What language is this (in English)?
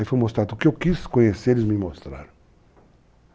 Portuguese